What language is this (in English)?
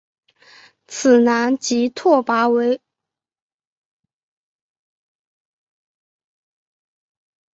Chinese